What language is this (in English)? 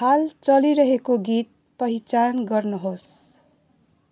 Nepali